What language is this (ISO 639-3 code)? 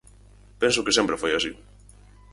glg